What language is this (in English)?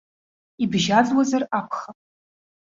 Abkhazian